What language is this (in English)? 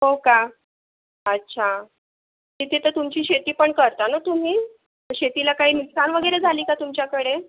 Marathi